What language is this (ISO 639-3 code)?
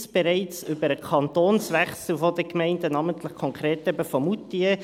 gsw